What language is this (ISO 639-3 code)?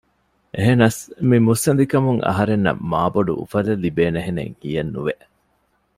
div